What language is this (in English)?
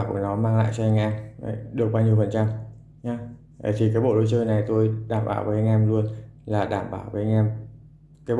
Vietnamese